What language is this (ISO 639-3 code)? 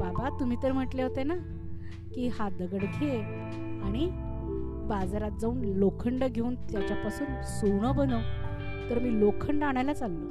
mar